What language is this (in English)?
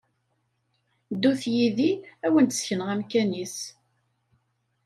Kabyle